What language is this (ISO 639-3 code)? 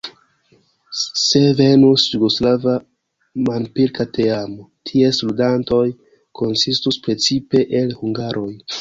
epo